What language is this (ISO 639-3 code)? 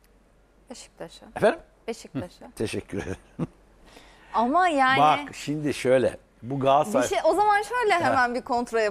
tur